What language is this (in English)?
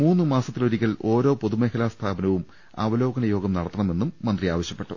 Malayalam